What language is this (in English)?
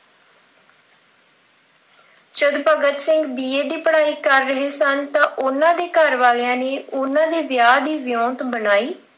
Punjabi